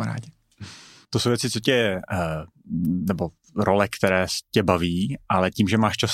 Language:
Czech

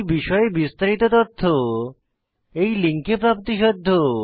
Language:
Bangla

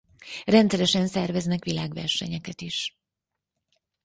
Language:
Hungarian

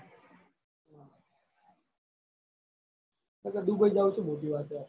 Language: Gujarati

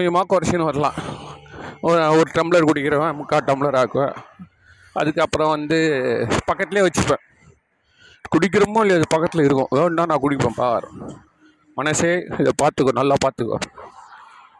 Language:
Tamil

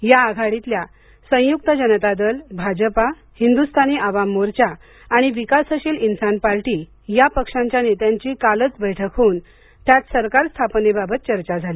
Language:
Marathi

